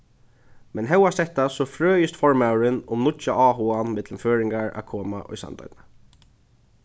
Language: Faroese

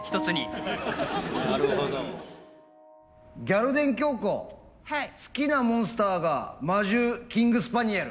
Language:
Japanese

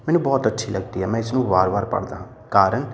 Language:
Punjabi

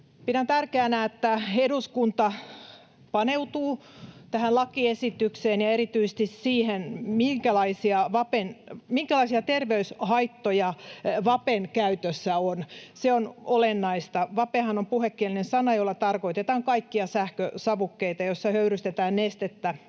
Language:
Finnish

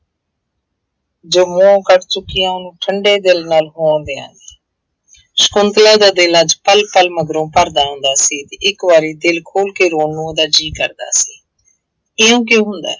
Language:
Punjabi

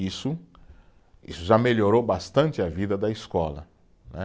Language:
Portuguese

